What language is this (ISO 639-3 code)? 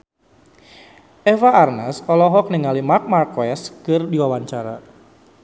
sun